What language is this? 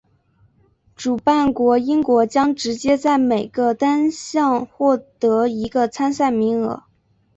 Chinese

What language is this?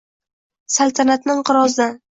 Uzbek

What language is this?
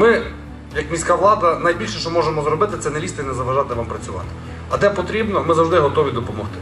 Ukrainian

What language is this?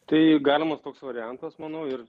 Lithuanian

